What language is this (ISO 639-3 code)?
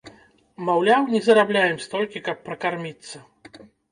bel